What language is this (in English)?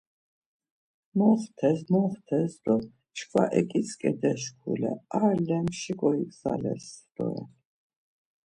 Laz